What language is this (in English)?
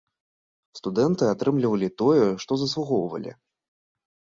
Belarusian